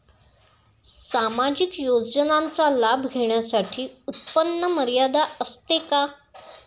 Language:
Marathi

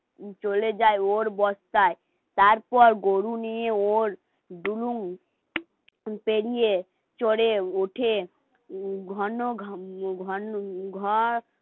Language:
Bangla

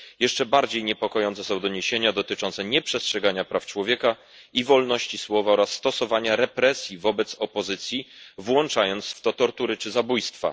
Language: Polish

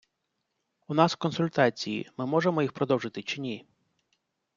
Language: Ukrainian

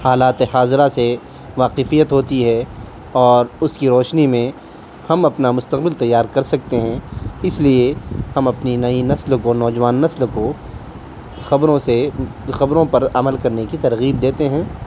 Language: Urdu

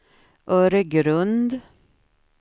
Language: Swedish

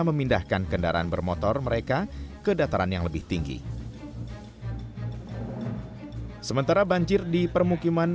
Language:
Indonesian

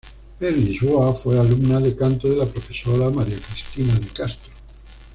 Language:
Spanish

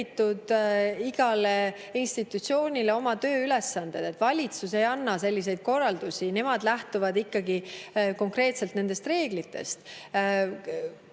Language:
Estonian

